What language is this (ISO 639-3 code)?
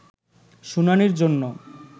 ben